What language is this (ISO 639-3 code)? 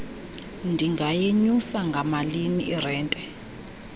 xho